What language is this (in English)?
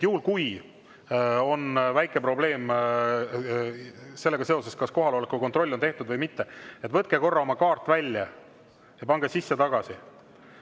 Estonian